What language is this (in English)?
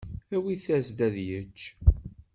Kabyle